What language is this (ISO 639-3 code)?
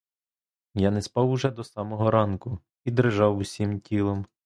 ukr